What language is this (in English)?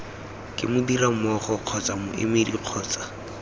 Tswana